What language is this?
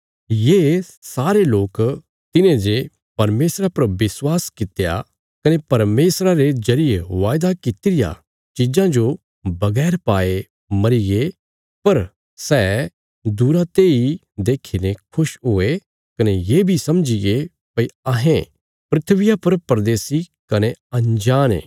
Bilaspuri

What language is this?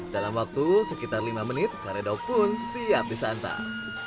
Indonesian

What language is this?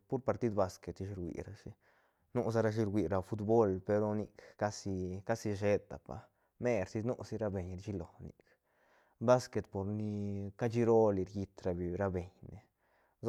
Santa Catarina Albarradas Zapotec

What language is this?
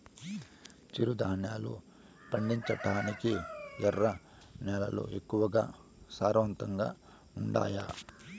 Telugu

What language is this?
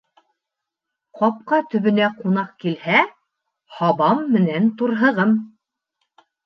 Bashkir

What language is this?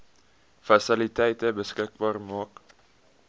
Afrikaans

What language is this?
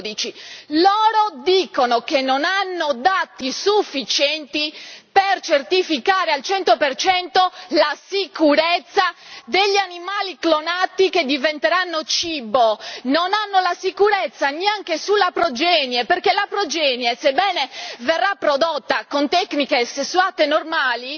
Italian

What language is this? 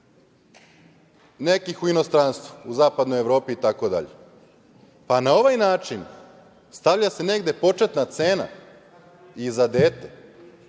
Serbian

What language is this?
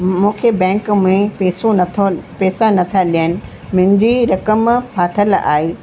Sindhi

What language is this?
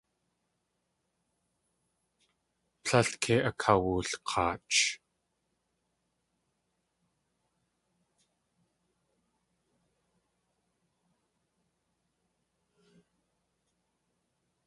Tlingit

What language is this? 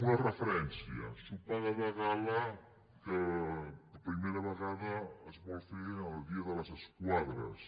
Catalan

